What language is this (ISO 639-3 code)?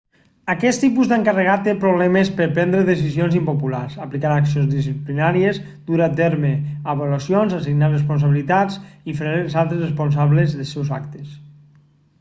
cat